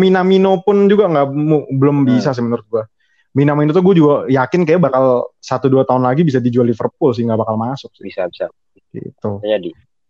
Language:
Indonesian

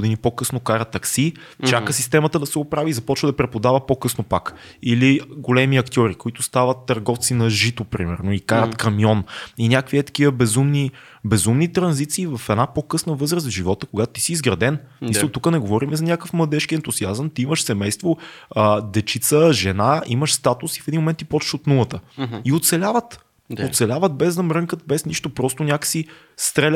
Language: Bulgarian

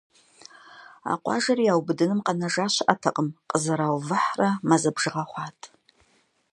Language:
Kabardian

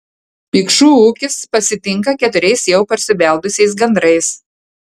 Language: Lithuanian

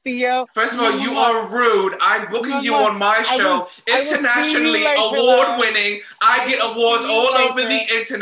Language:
English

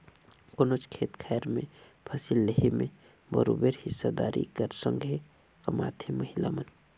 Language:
Chhattisgarhi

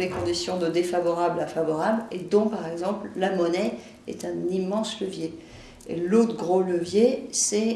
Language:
French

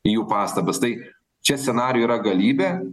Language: Lithuanian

